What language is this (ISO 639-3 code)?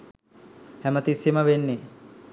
sin